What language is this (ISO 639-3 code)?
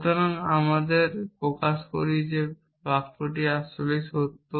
ben